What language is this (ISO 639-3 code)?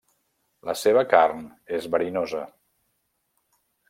cat